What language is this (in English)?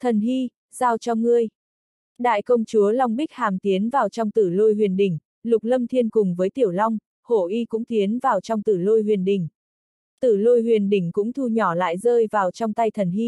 Vietnamese